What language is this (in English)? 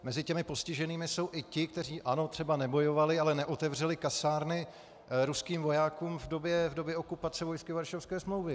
Czech